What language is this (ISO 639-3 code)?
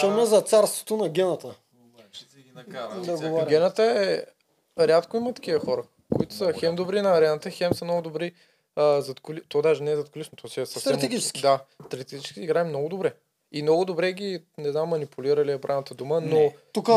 bul